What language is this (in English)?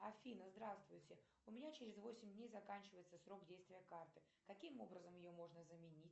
Russian